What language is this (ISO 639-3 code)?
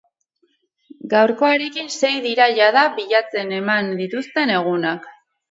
eus